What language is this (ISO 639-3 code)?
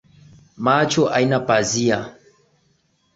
swa